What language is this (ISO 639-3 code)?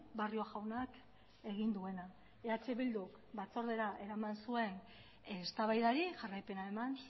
eus